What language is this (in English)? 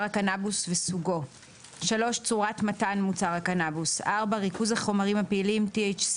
Hebrew